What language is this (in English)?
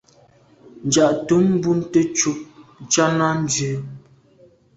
Medumba